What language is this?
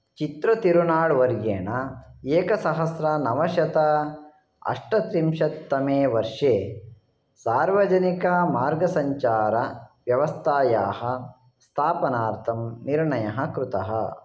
Sanskrit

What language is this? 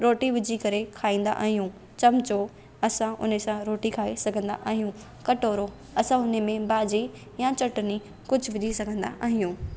Sindhi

